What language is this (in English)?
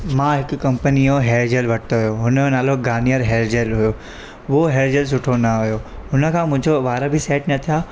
Sindhi